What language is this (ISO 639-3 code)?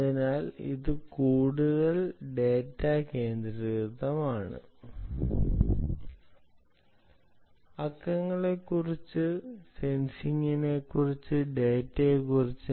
mal